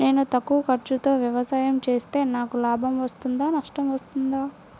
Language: Telugu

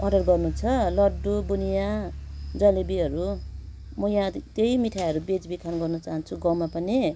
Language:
Nepali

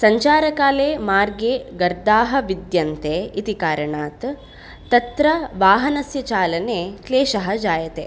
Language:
Sanskrit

